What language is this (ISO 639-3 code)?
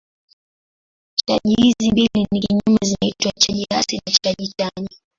swa